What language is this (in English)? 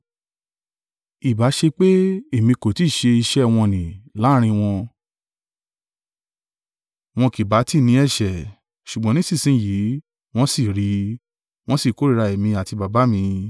Yoruba